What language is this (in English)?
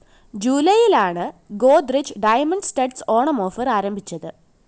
Malayalam